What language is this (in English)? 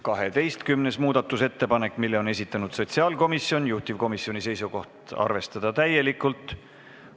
Estonian